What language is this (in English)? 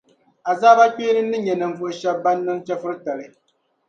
Dagbani